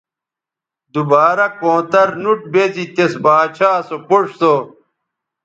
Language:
Bateri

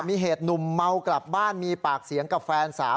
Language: Thai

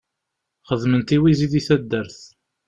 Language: Kabyle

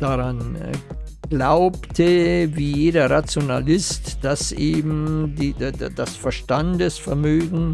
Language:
German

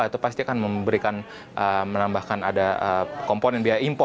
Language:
Indonesian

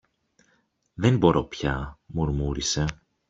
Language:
Greek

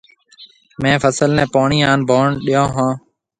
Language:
Marwari (Pakistan)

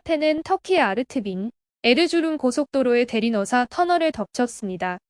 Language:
Korean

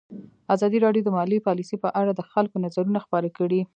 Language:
Pashto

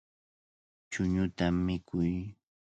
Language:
Cajatambo North Lima Quechua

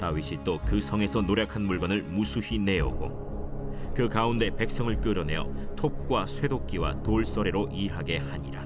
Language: Korean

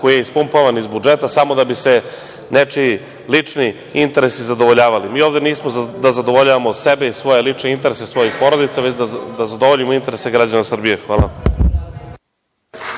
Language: Serbian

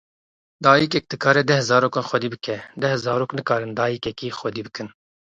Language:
Kurdish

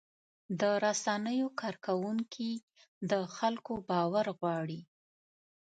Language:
Pashto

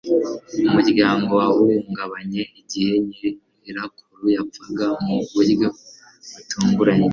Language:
Kinyarwanda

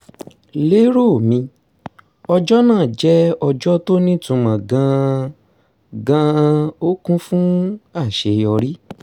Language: Yoruba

